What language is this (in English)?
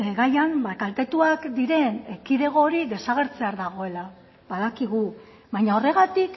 Basque